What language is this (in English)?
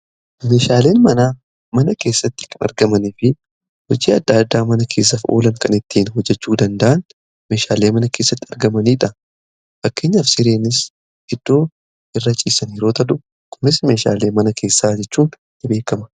Oromo